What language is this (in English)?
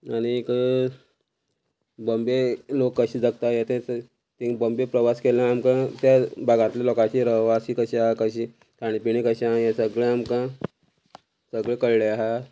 Konkani